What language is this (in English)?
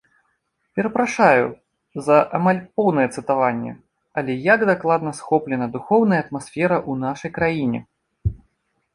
Belarusian